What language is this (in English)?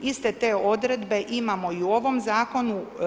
Croatian